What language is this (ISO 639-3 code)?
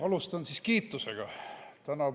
est